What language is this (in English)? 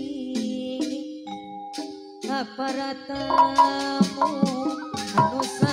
Indonesian